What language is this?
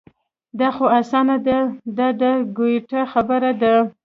Pashto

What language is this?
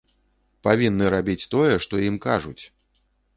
Belarusian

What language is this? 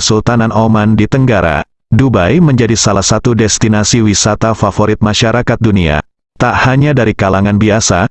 Indonesian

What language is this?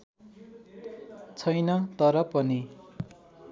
Nepali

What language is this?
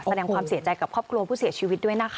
Thai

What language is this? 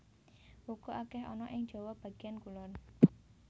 Javanese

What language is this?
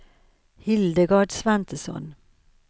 Swedish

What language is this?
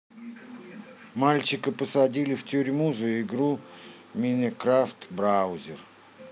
Russian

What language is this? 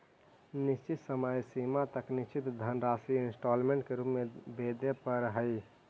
Magahi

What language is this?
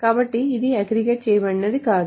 Telugu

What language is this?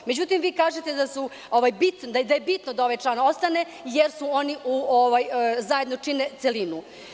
Serbian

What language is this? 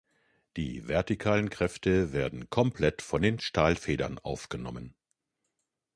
German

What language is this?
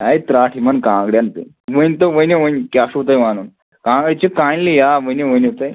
Kashmiri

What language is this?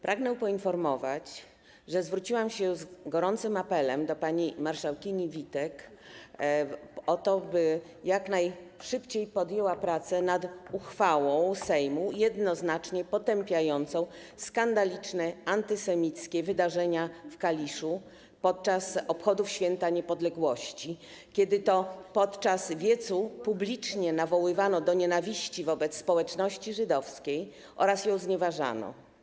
Polish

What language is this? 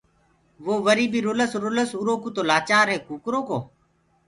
Gurgula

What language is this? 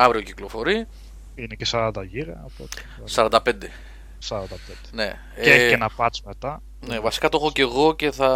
Greek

